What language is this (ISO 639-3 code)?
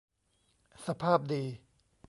tha